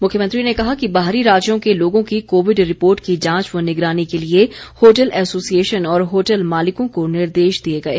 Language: Hindi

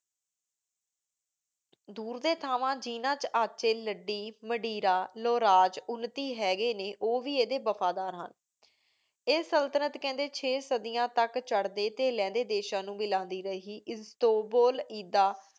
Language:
Punjabi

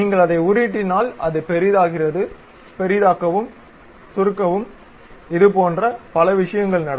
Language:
Tamil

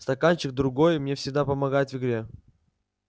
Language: Russian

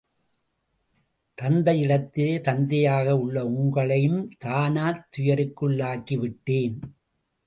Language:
Tamil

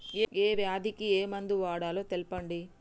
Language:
Telugu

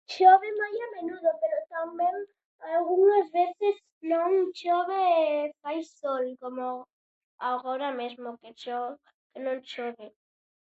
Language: Galician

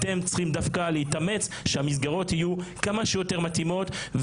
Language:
Hebrew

